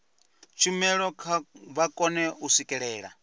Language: Venda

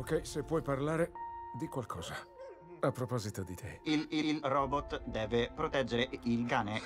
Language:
Italian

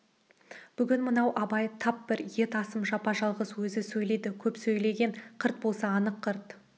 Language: Kazakh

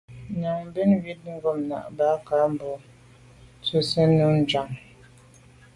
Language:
Medumba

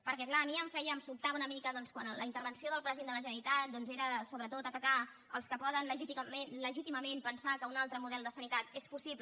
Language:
Catalan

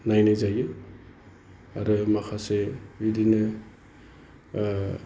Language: Bodo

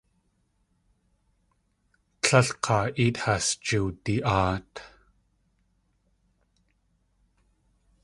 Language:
Tlingit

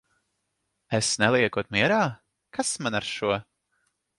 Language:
Latvian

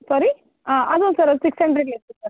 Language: Tamil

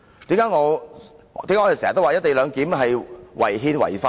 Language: Cantonese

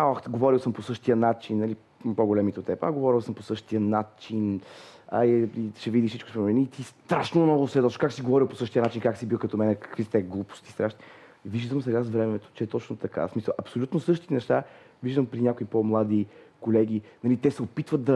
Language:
Bulgarian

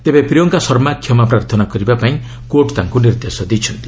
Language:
Odia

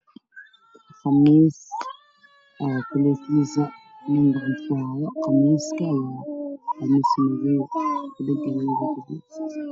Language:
Somali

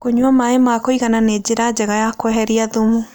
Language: Kikuyu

